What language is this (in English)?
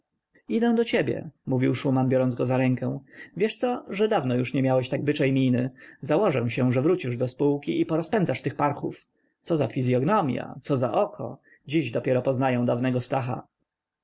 Polish